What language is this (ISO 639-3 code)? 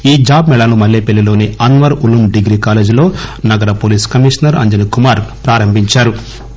tel